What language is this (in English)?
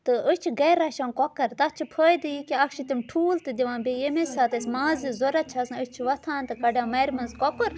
Kashmiri